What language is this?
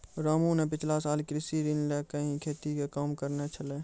Maithili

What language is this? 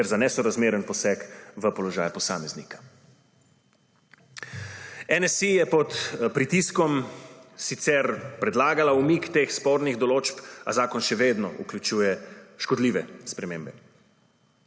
Slovenian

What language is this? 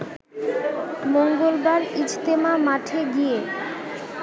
Bangla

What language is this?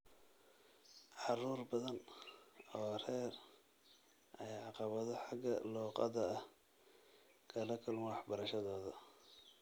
Somali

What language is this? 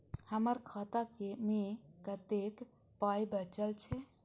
Maithili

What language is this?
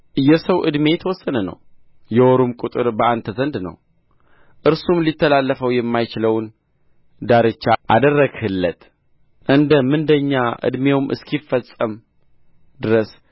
Amharic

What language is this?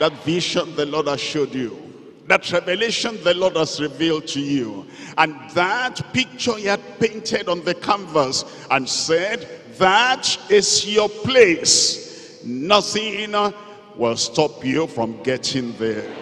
English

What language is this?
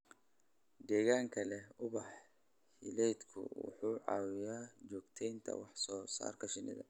Somali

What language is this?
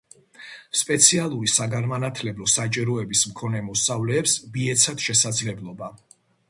Georgian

